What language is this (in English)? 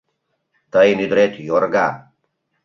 Mari